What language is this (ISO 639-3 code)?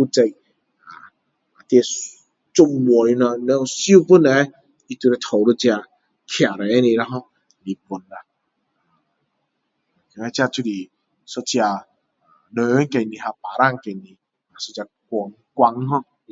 cdo